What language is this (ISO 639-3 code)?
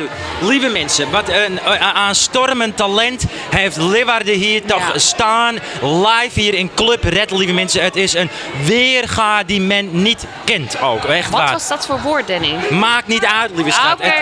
nld